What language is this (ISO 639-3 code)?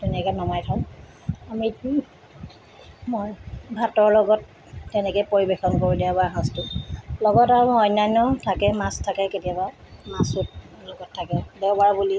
asm